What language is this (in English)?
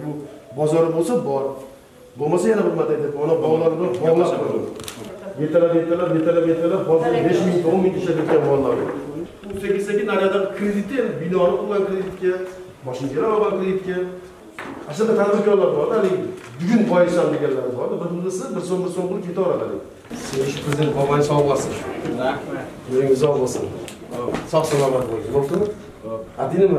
Turkish